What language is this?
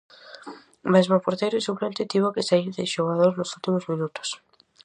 Galician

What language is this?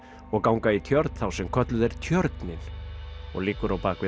Icelandic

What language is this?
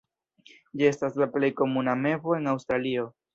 Esperanto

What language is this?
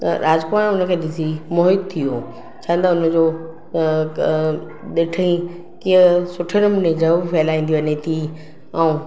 Sindhi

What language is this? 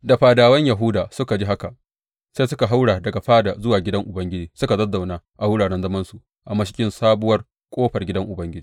Hausa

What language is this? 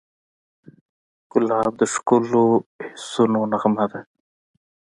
Pashto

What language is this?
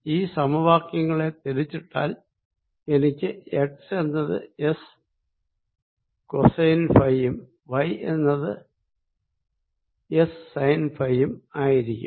Malayalam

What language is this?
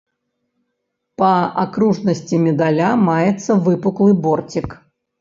Belarusian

